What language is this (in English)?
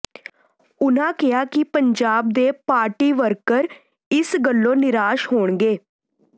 Punjabi